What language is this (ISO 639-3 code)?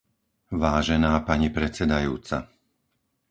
slk